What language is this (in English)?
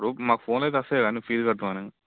Telugu